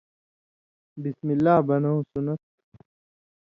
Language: Indus Kohistani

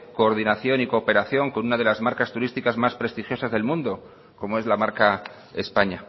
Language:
Spanish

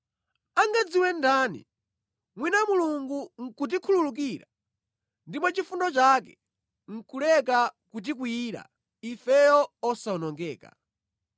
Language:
Nyanja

